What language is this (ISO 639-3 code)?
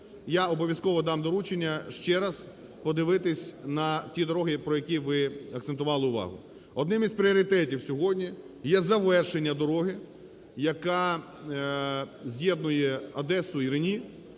ukr